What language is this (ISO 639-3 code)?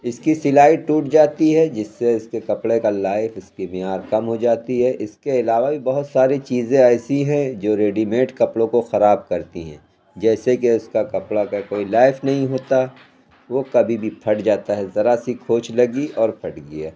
urd